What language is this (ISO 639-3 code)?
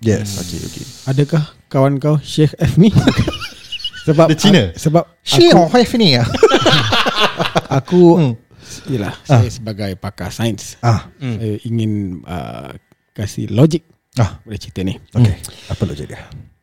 msa